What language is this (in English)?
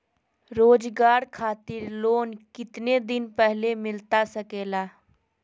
Magahi